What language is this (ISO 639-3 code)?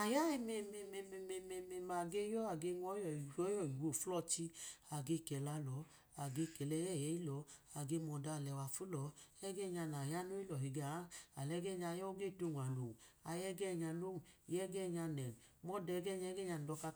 idu